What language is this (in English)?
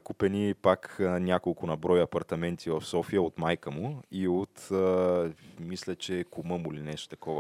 Bulgarian